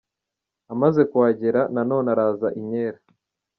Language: Kinyarwanda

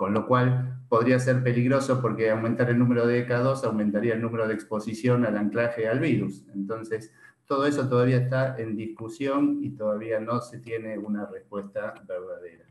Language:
Spanish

